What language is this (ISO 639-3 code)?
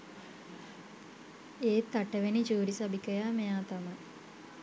sin